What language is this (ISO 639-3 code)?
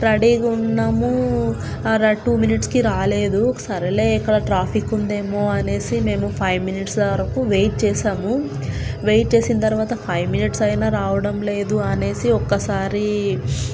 tel